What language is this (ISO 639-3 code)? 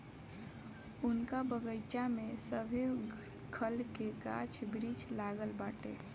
bho